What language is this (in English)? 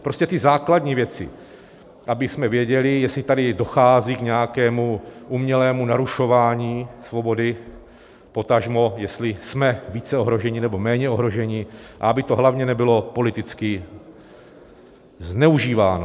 Czech